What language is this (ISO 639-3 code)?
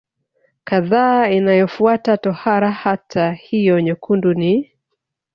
swa